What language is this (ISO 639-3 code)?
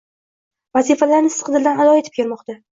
uzb